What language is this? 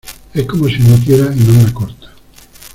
Spanish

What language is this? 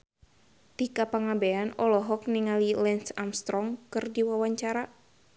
Sundanese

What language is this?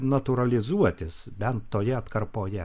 Lithuanian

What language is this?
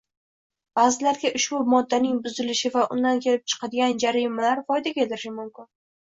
Uzbek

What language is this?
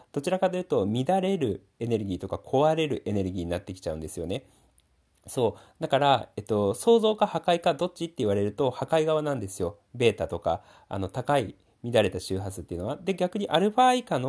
Japanese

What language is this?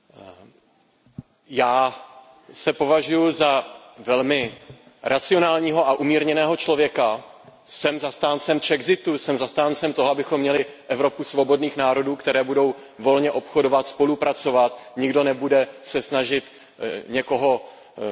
Czech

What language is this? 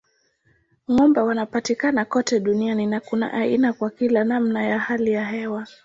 Swahili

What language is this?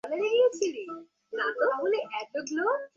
Bangla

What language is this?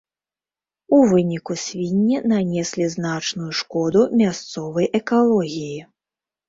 Belarusian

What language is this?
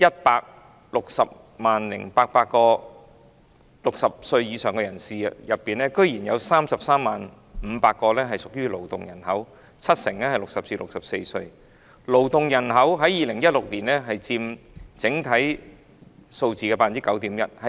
Cantonese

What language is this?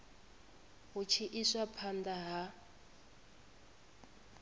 Venda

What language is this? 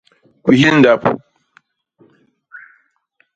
Basaa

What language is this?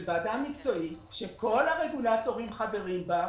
Hebrew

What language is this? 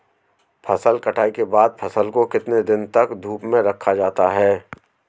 Hindi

